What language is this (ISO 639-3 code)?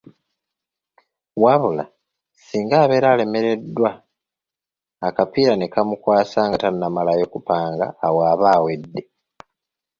lug